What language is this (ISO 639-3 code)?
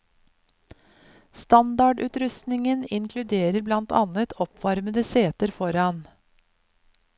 nor